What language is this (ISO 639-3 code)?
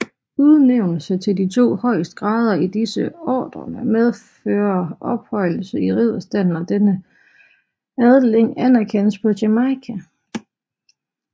dan